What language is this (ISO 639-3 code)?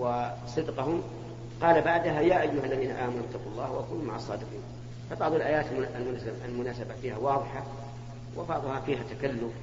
ara